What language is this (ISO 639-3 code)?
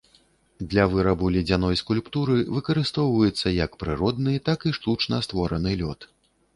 bel